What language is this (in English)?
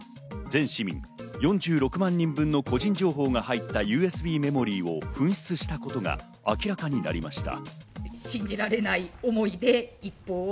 Japanese